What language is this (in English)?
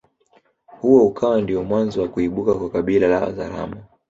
Swahili